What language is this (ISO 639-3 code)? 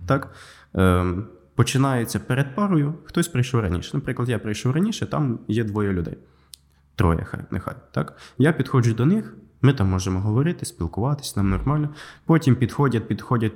ukr